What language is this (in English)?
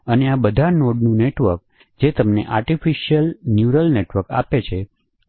Gujarati